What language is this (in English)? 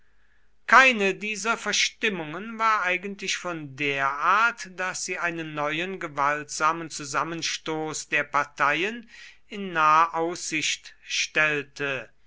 German